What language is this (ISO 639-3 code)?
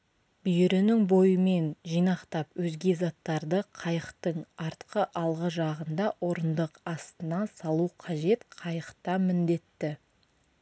kaz